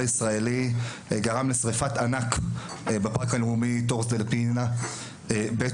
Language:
Hebrew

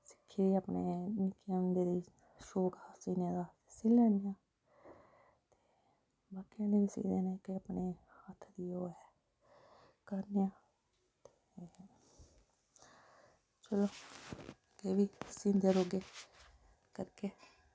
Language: Dogri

